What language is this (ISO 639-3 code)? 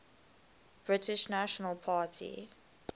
eng